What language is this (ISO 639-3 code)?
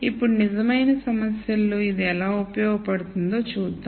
tel